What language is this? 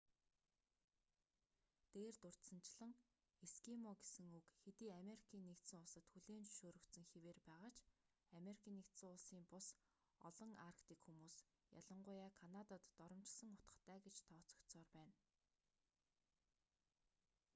Mongolian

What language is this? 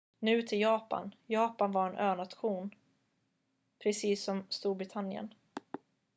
Swedish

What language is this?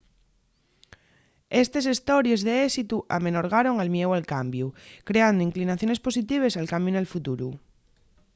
Asturian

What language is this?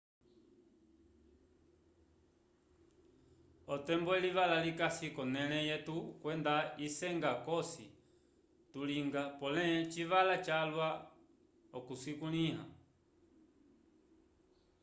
Umbundu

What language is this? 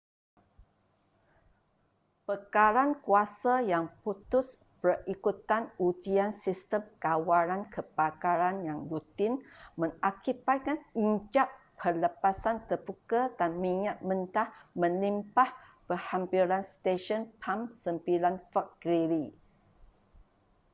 Malay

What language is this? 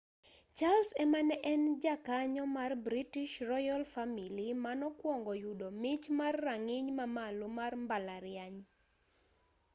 Luo (Kenya and Tanzania)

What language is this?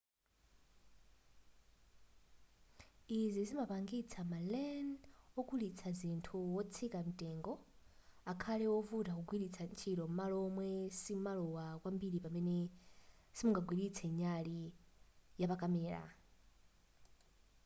Nyanja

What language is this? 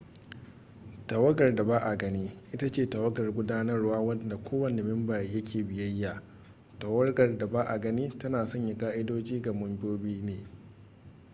Hausa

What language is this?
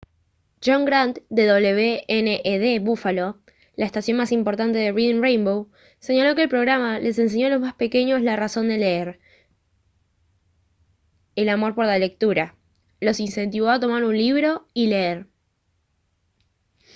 Spanish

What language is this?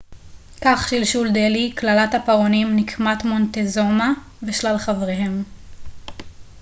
Hebrew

